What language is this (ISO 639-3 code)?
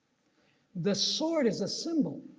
eng